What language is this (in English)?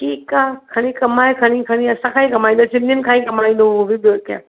Sindhi